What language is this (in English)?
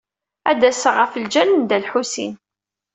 Kabyle